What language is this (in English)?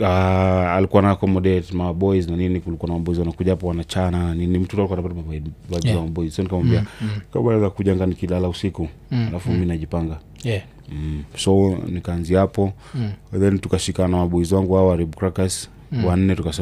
Swahili